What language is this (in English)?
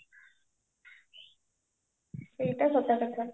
Odia